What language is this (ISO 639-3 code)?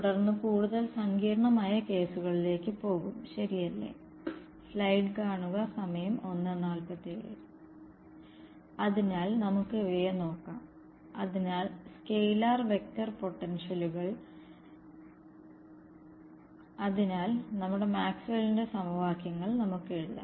mal